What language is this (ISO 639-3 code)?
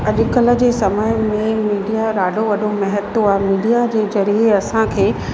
snd